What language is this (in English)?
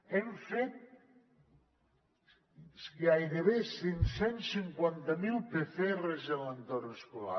Catalan